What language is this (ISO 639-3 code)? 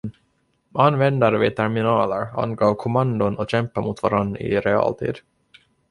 swe